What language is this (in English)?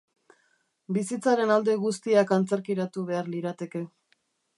Basque